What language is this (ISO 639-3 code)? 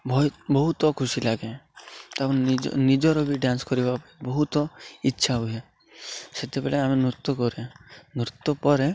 ori